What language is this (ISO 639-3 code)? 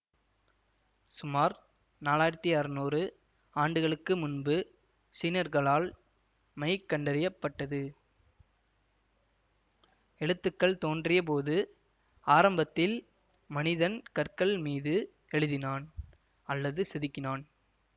tam